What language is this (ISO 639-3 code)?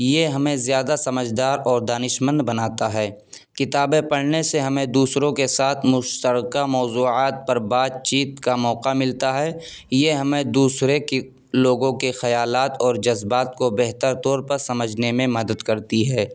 urd